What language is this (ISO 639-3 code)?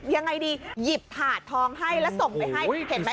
tha